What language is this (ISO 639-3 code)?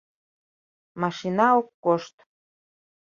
chm